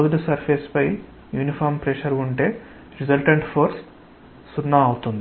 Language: Telugu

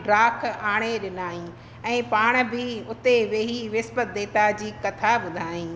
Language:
Sindhi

